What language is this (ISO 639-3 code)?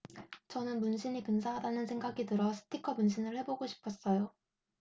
kor